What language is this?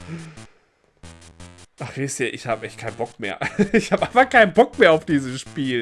German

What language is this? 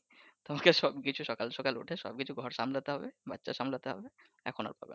Bangla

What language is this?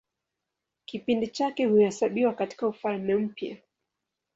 Swahili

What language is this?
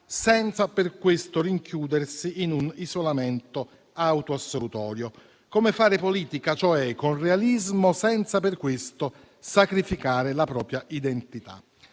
Italian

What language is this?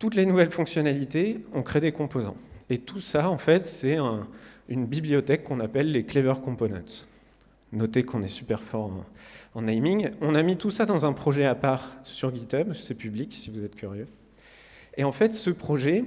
French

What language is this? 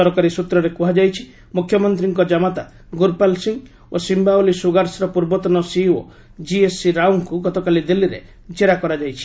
Odia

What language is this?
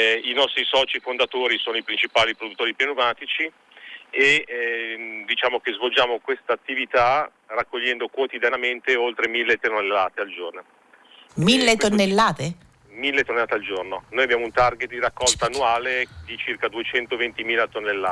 Italian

